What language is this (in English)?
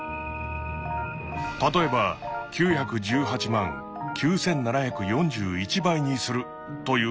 Japanese